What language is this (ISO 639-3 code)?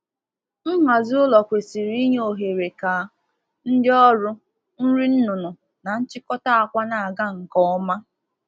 ibo